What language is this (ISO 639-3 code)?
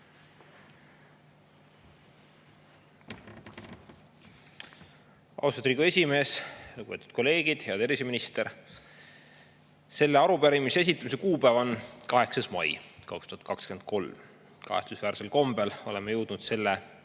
est